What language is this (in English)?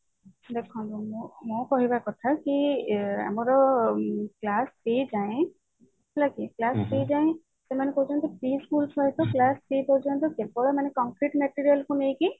Odia